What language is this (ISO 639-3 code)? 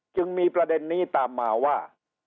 tha